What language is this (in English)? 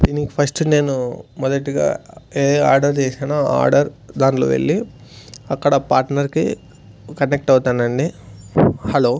Telugu